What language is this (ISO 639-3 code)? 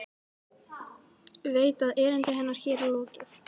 isl